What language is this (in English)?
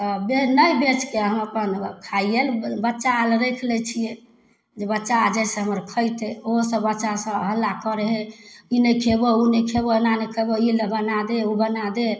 Maithili